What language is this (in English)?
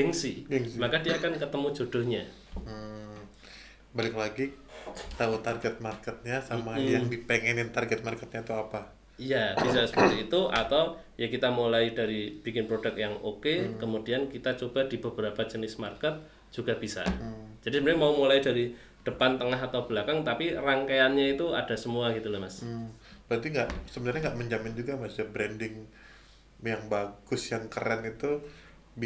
Indonesian